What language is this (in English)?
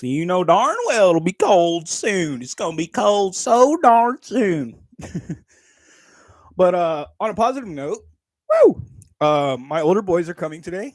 English